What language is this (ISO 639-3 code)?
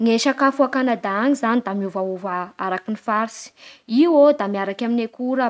bhr